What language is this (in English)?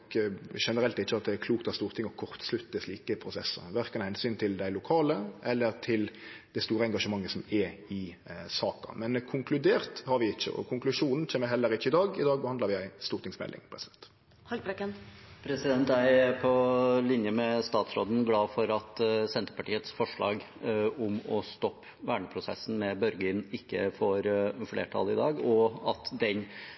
Norwegian